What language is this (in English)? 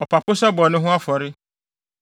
Akan